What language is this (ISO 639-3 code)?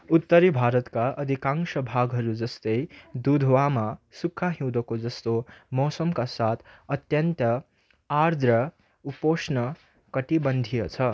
nep